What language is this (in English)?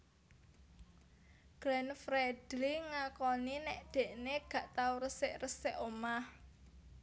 Javanese